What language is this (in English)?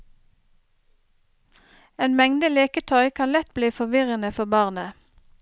Norwegian